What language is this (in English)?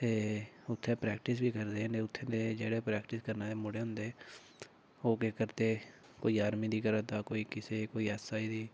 Dogri